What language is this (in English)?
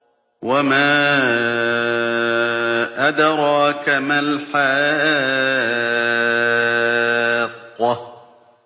Arabic